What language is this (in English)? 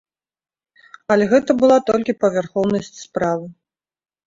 Belarusian